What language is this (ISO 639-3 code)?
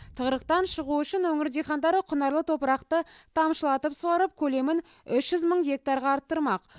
kaz